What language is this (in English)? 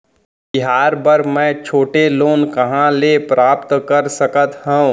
Chhattisgarhi